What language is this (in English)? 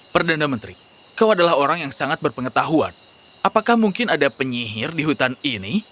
Indonesian